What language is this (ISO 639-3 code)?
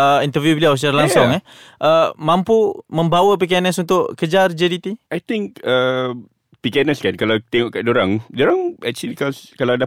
msa